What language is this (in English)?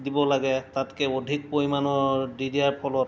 Assamese